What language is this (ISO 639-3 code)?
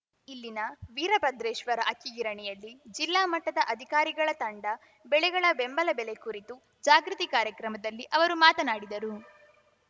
kan